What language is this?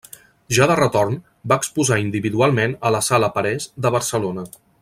Catalan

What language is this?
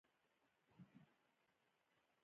Pashto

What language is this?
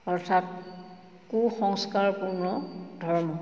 Assamese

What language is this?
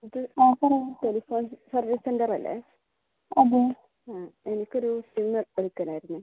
Malayalam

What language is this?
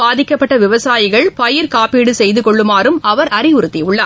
Tamil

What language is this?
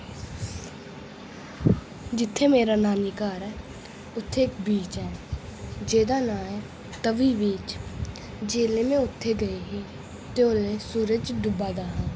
Dogri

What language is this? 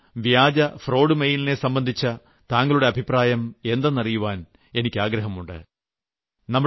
Malayalam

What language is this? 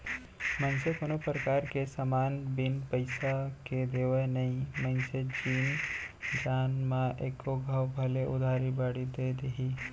Chhattisgarhi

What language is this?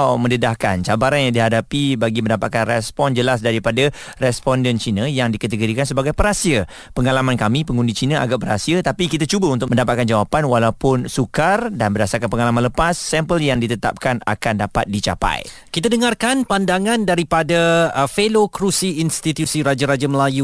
Malay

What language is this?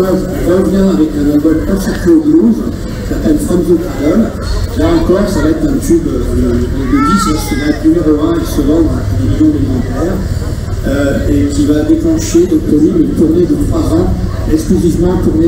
French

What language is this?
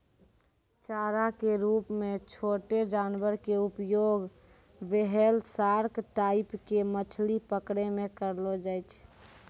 Maithili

